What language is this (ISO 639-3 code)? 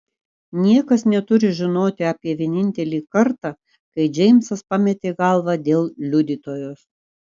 lit